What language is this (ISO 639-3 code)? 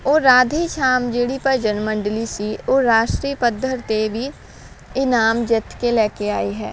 pan